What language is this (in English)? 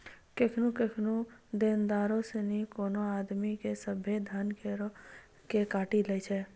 Maithili